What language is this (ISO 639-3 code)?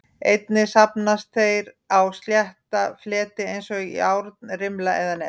isl